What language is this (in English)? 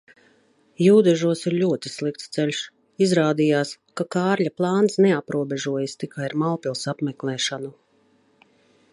Latvian